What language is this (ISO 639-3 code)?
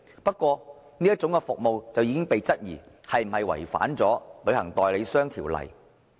yue